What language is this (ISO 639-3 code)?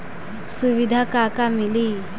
bho